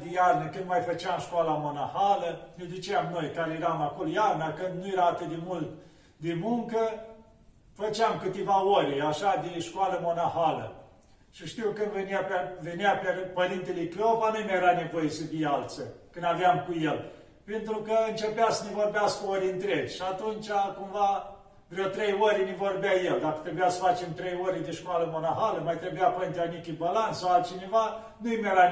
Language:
Romanian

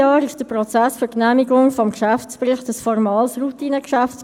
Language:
Swiss German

